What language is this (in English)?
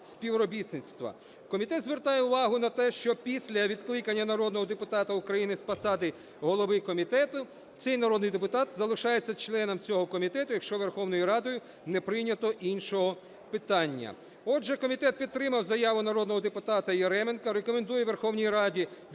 Ukrainian